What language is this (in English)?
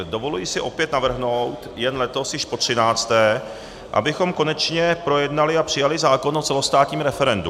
Czech